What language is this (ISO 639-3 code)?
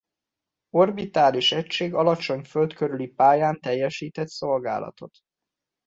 hun